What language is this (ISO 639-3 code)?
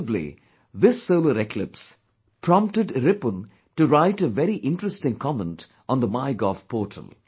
eng